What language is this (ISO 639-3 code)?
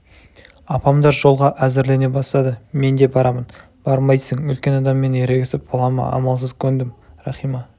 kaz